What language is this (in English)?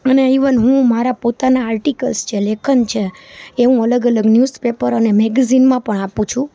Gujarati